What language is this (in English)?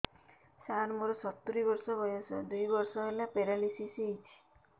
Odia